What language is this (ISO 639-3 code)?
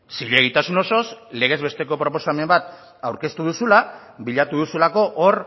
eus